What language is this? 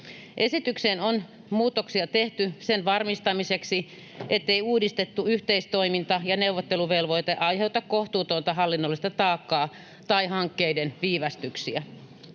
Finnish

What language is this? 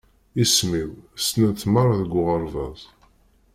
Kabyle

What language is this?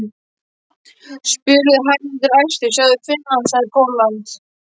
Icelandic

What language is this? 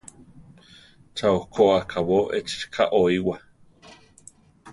Central Tarahumara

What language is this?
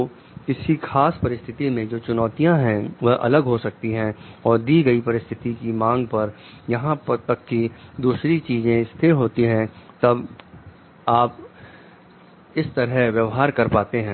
Hindi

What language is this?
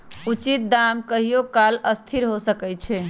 Magahi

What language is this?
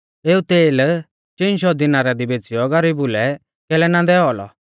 Mahasu Pahari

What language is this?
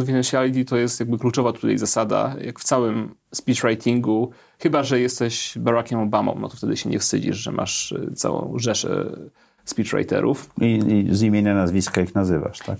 Polish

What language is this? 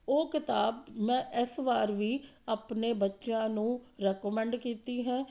Punjabi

